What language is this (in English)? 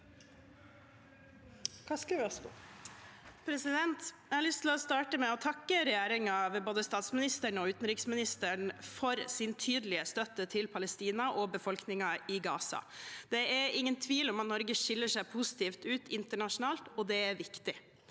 Norwegian